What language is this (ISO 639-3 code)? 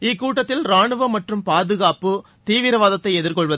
tam